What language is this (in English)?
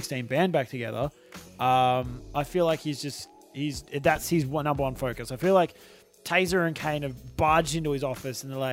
English